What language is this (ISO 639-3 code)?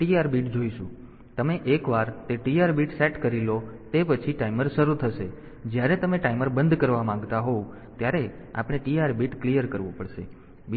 guj